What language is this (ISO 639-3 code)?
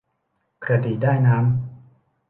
tha